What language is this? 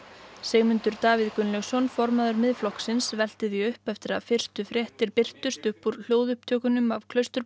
Icelandic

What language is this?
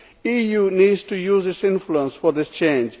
English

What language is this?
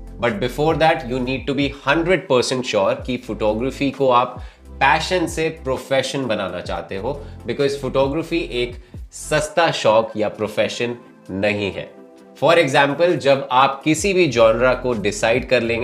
Hindi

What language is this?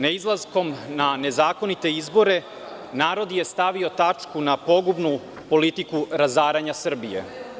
Serbian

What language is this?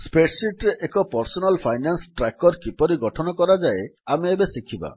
Odia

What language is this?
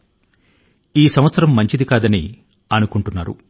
Telugu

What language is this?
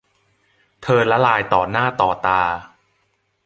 Thai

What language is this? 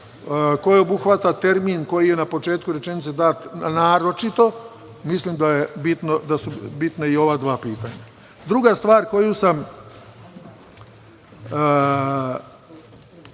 Serbian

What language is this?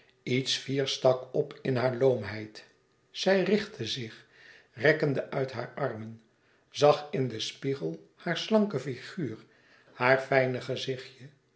Dutch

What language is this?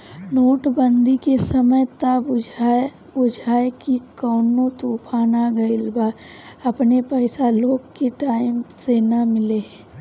Bhojpuri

